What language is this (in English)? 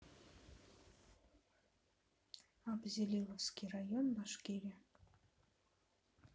Russian